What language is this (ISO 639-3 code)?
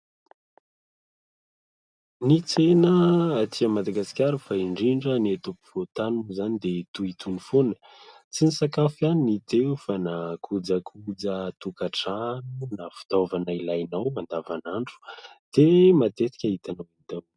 mlg